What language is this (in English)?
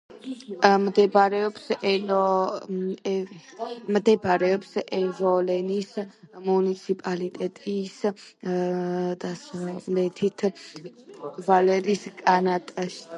Georgian